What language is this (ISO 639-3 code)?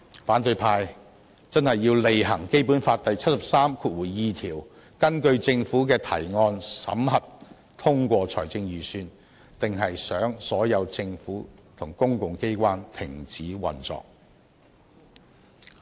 yue